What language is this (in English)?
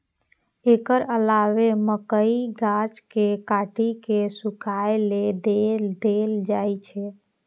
Maithili